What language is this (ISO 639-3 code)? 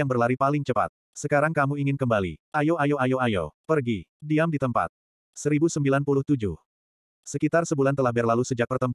ind